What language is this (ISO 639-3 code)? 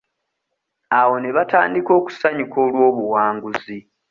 lug